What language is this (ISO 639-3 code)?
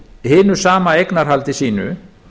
isl